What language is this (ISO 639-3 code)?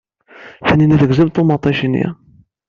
kab